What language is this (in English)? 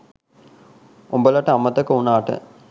Sinhala